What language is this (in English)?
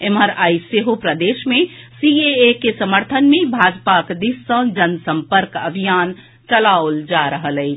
Maithili